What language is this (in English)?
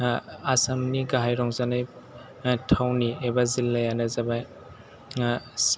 Bodo